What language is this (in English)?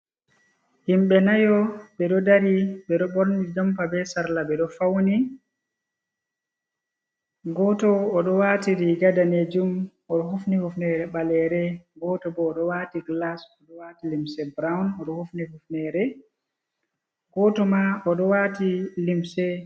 Fula